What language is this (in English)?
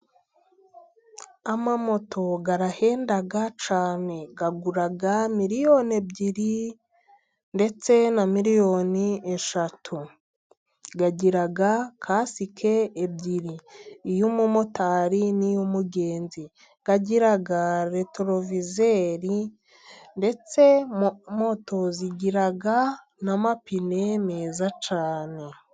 Kinyarwanda